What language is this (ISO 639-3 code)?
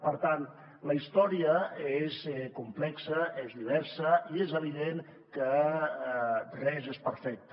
cat